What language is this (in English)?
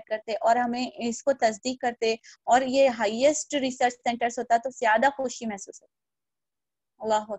Hindi